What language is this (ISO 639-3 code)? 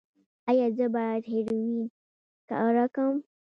pus